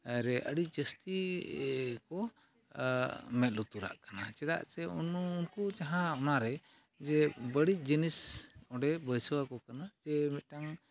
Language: Santali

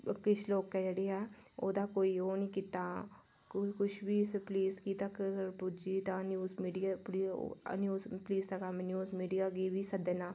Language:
Dogri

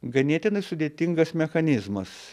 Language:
Lithuanian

